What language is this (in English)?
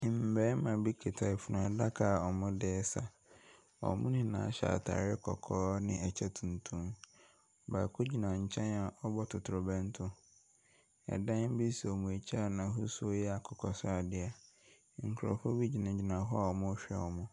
Akan